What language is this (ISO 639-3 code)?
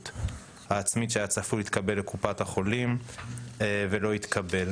heb